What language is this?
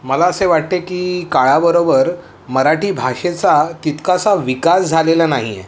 Marathi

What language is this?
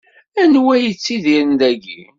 Kabyle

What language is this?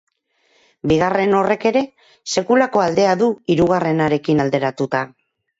Basque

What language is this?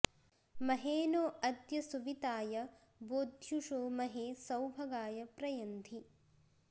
Sanskrit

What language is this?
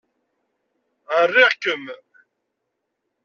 Kabyle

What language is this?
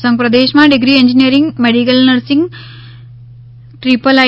Gujarati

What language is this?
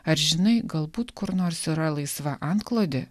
Lithuanian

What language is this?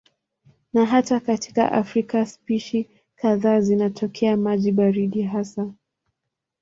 Swahili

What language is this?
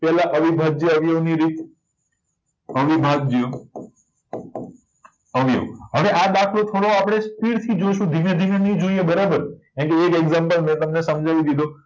Gujarati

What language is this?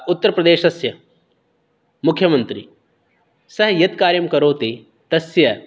Sanskrit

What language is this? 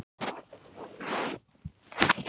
Icelandic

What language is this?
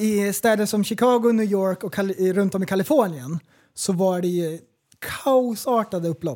Swedish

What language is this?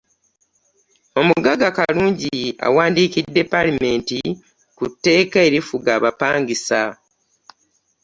Ganda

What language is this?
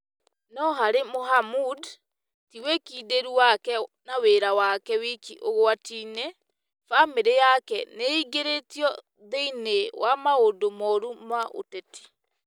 Kikuyu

